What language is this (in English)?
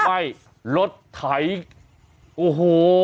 Thai